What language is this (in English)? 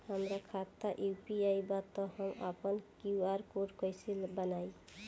Bhojpuri